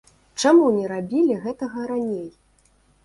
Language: Belarusian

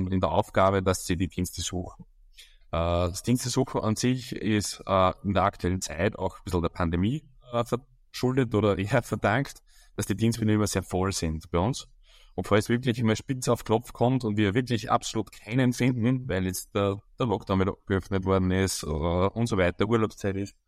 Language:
German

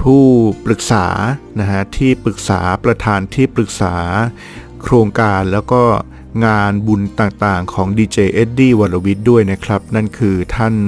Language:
Thai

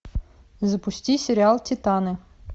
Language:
Russian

